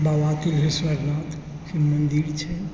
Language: Maithili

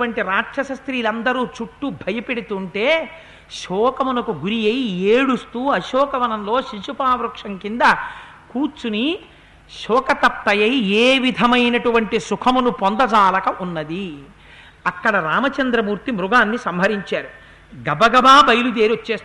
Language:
Telugu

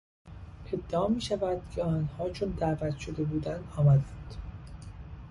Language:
Persian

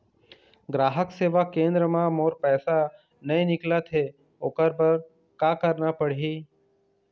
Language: Chhattisgarhi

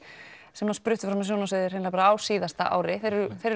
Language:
Icelandic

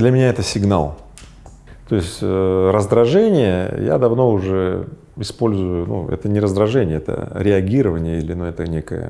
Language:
Russian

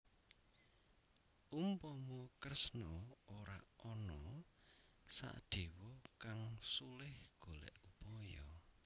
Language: Javanese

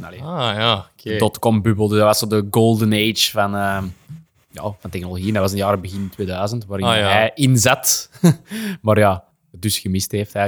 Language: Dutch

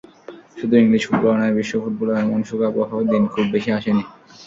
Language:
Bangla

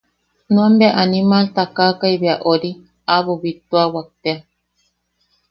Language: Yaqui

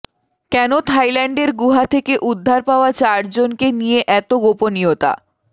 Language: Bangla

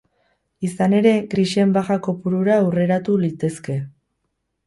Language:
Basque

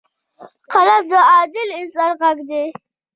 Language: Pashto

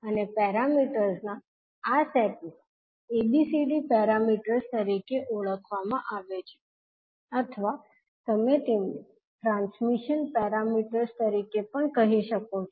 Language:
Gujarati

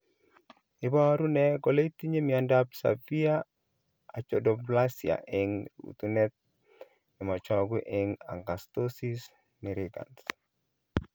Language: Kalenjin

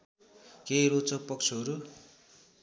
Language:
Nepali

